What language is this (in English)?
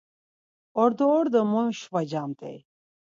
Laz